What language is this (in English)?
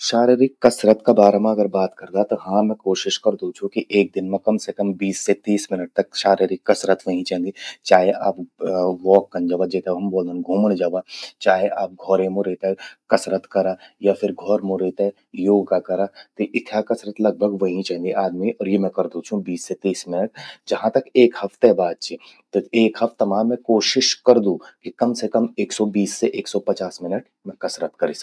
Garhwali